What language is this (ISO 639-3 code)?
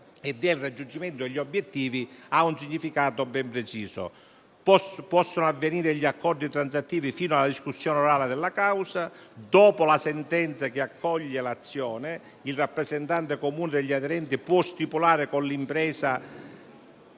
ita